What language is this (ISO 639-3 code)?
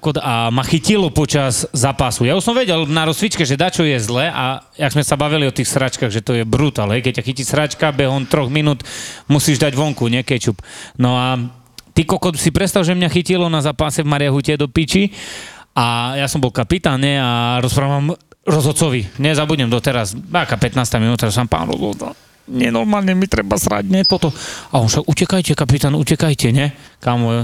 slk